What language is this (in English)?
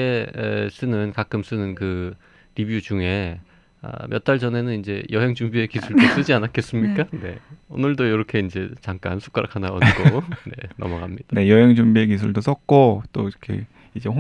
Korean